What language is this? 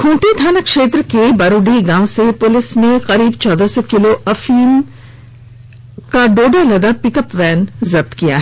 Hindi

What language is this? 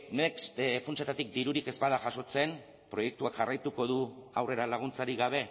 Basque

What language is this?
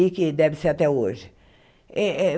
Portuguese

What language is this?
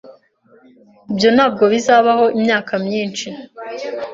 Kinyarwanda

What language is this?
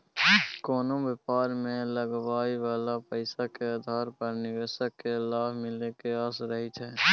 Maithili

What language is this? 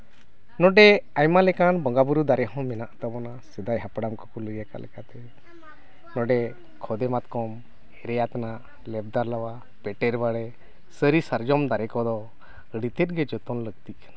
Santali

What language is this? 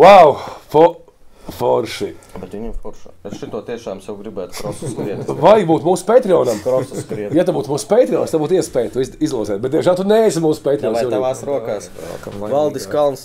Latvian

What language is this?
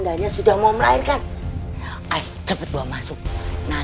Indonesian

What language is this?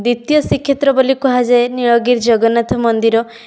Odia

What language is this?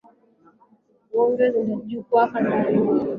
Swahili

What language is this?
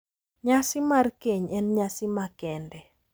Luo (Kenya and Tanzania)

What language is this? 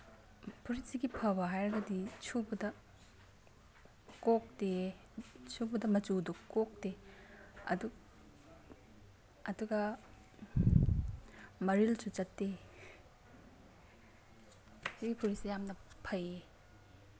Manipuri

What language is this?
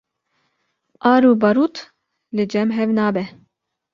Kurdish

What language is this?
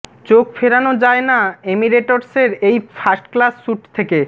Bangla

